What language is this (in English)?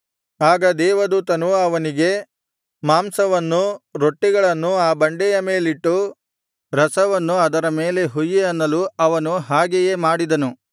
Kannada